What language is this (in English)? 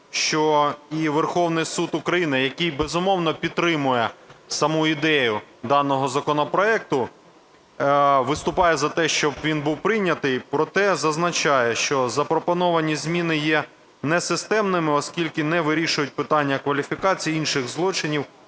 Ukrainian